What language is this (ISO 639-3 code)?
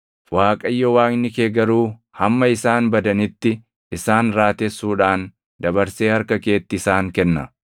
orm